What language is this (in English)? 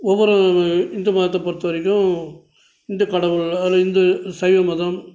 Tamil